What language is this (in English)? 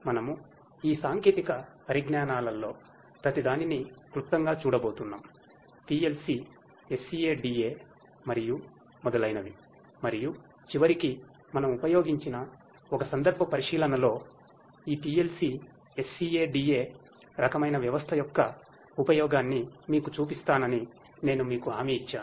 Telugu